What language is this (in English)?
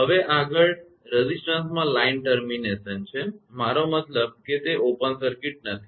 Gujarati